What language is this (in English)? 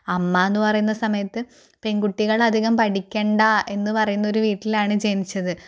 Malayalam